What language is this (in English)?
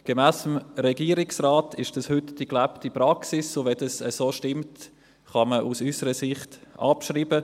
Swiss German